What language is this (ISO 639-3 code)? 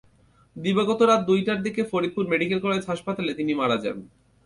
ben